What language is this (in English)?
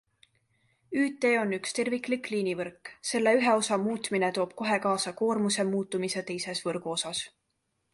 Estonian